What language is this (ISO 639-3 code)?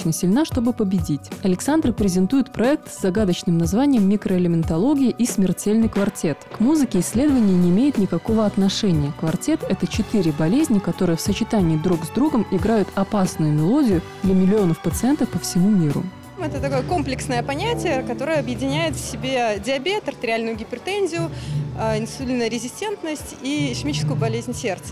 rus